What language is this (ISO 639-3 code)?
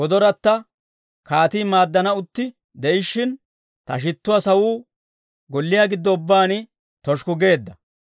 dwr